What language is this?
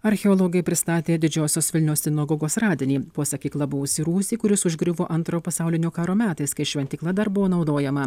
Lithuanian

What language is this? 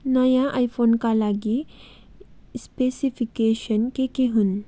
Nepali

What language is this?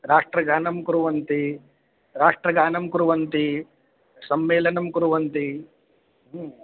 Sanskrit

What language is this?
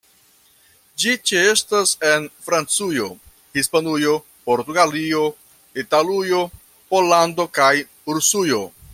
Esperanto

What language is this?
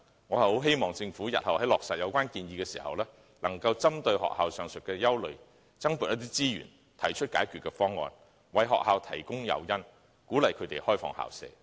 Cantonese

